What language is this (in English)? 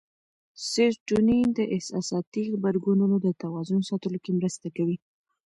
Pashto